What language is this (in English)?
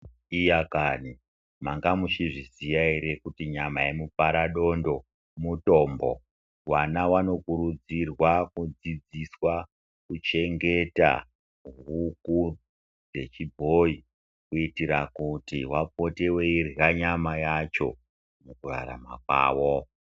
Ndau